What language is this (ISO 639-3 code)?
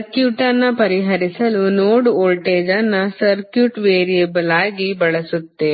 kan